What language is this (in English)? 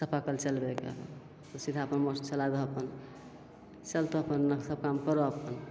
Maithili